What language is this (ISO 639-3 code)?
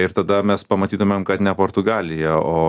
lit